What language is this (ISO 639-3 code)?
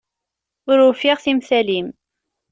kab